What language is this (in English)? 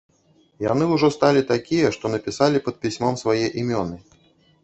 Belarusian